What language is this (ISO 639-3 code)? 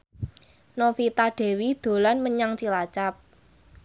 jav